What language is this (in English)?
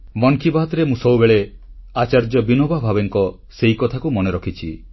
Odia